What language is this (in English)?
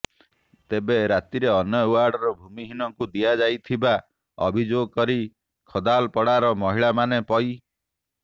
Odia